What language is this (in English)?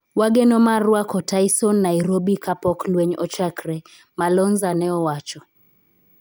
Luo (Kenya and Tanzania)